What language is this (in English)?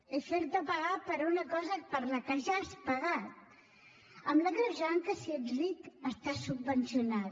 Catalan